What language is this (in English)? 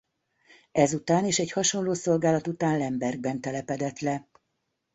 Hungarian